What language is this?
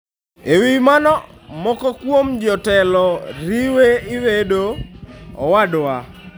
Luo (Kenya and Tanzania)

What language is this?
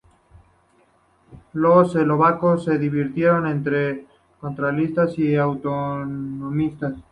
Spanish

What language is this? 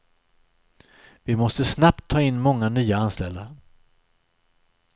Swedish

